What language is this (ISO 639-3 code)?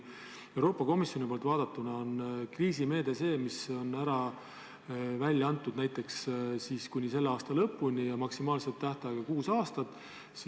est